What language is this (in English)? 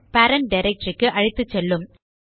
Tamil